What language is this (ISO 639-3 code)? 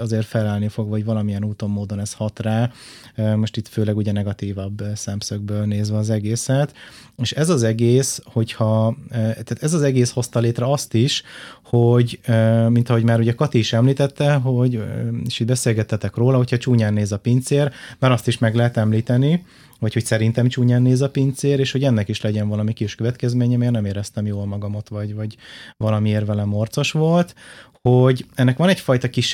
hun